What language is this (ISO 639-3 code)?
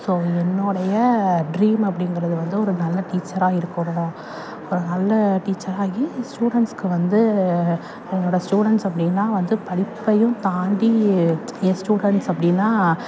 tam